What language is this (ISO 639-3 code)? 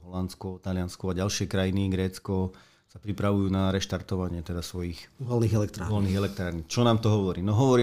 slk